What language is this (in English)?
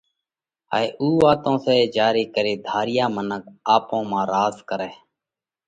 Parkari Koli